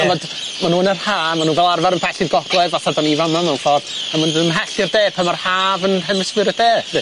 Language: Welsh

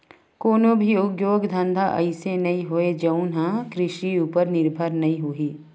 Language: Chhattisgarhi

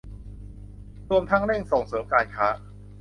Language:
Thai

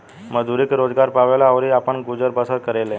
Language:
Bhojpuri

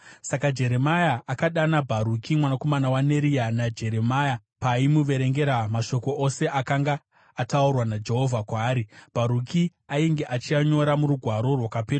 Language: Shona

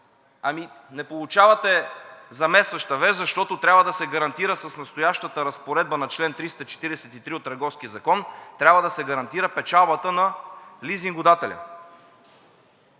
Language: Bulgarian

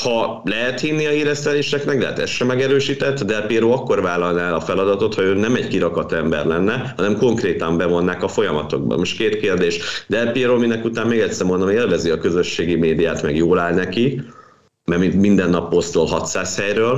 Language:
Hungarian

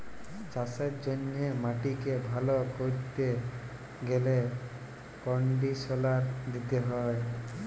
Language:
Bangla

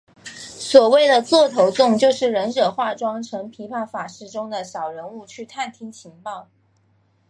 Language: Chinese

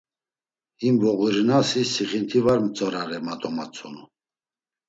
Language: Laz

